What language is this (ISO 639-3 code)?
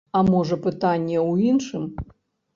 bel